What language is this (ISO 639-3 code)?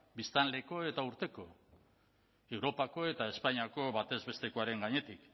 eus